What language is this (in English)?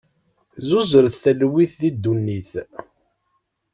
Kabyle